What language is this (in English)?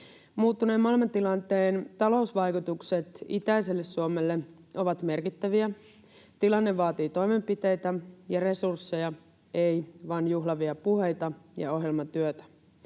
Finnish